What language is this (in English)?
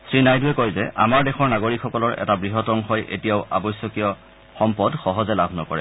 Assamese